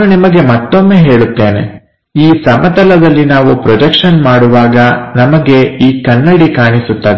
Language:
Kannada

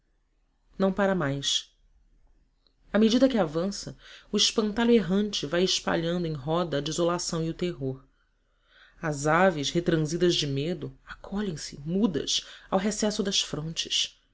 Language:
Portuguese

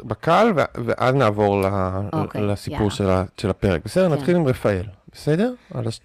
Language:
Hebrew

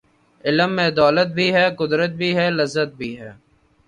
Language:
Urdu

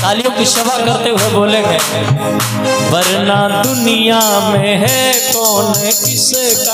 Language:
Arabic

